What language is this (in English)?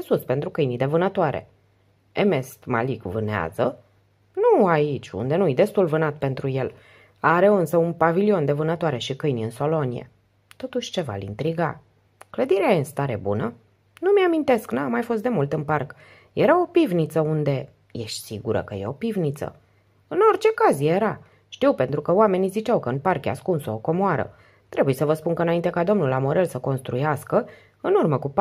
Romanian